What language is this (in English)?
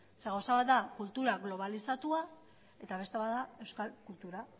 Basque